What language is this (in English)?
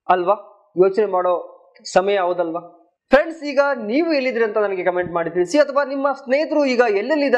Kannada